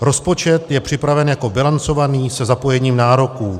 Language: Czech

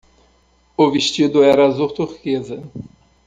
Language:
Portuguese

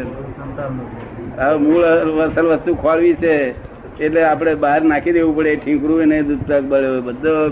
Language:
Gujarati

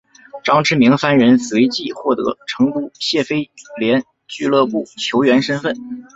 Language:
Chinese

